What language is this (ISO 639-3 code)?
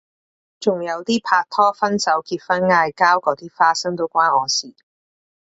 yue